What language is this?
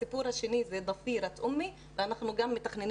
Hebrew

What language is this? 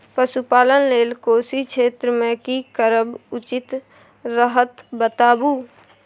Maithili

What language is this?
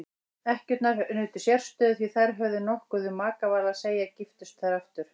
Icelandic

